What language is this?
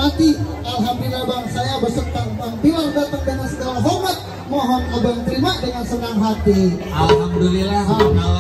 Indonesian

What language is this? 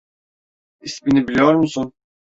Turkish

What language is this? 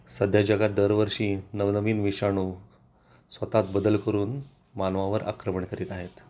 Marathi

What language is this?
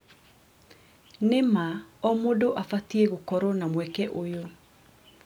Kikuyu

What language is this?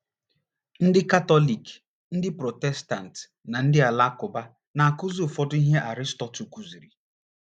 Igbo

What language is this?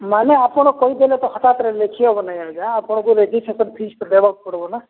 Odia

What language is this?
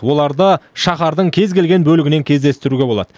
Kazakh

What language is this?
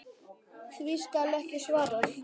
Icelandic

